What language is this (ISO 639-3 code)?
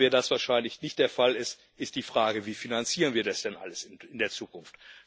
deu